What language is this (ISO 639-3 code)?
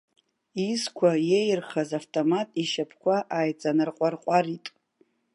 abk